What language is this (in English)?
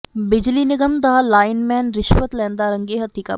Punjabi